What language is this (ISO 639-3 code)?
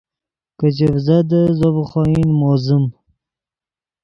ydg